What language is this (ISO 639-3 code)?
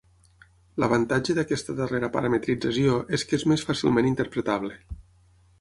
cat